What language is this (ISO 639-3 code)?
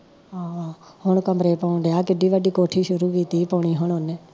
pan